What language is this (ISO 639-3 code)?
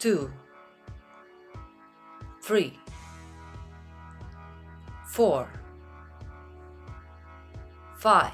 pol